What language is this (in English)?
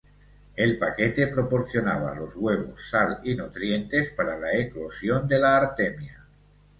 Spanish